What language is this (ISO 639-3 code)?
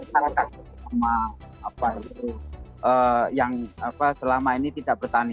ind